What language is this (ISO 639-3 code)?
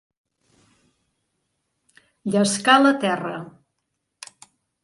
cat